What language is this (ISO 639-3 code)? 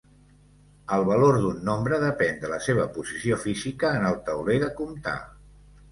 cat